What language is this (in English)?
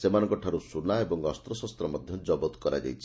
Odia